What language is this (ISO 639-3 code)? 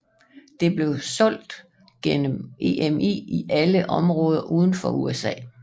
dan